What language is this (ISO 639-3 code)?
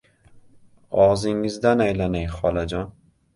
uzb